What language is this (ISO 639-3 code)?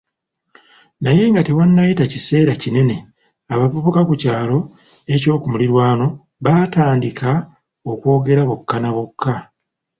lug